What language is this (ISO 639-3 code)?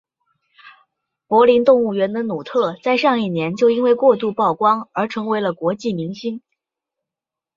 zho